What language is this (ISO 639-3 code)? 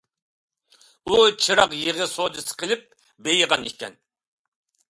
uig